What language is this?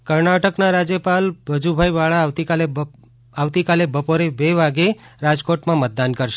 Gujarati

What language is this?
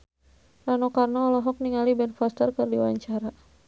Sundanese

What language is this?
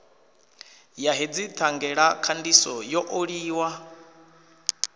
Venda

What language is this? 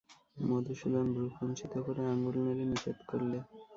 Bangla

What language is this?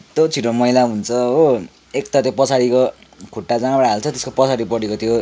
Nepali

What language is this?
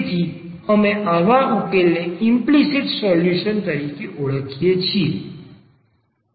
Gujarati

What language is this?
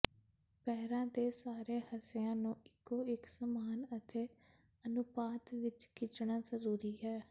Punjabi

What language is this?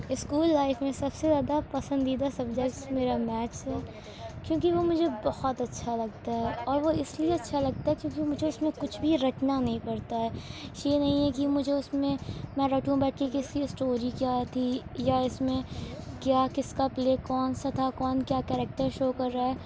Urdu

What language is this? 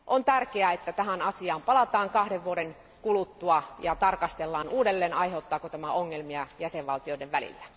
Finnish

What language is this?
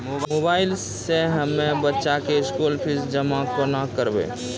Maithili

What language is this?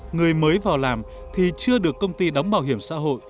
Vietnamese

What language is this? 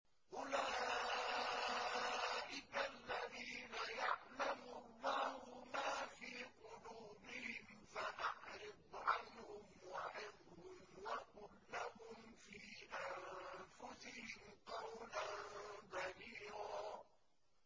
Arabic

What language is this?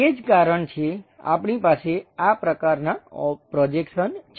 Gujarati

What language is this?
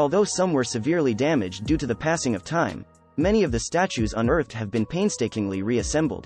English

